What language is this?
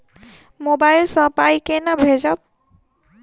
Maithili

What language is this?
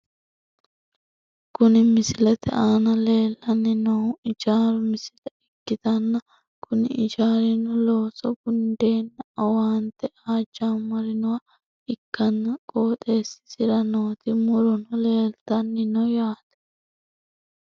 Sidamo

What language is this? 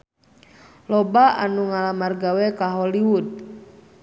Sundanese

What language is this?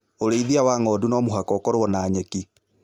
Kikuyu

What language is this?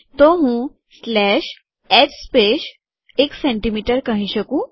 Gujarati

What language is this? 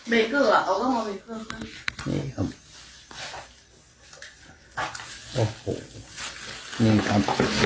Thai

